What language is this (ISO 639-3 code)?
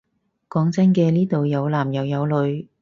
yue